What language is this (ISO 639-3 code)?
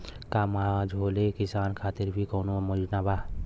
bho